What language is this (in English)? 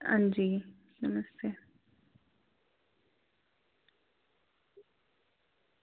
Dogri